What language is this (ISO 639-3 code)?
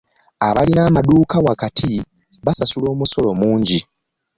lug